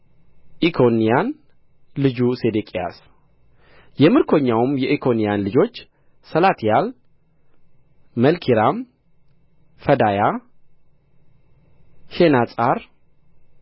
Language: Amharic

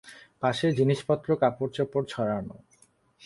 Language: Bangla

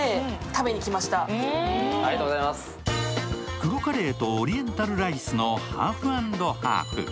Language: Japanese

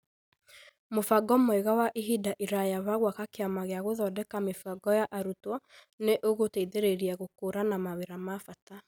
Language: Kikuyu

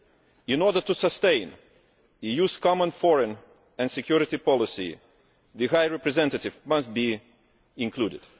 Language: English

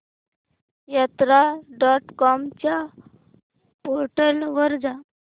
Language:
Marathi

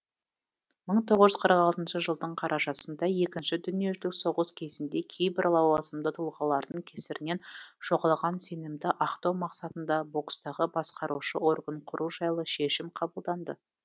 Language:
Kazakh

